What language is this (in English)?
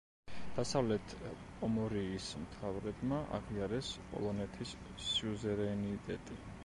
Georgian